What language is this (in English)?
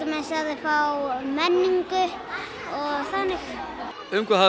Icelandic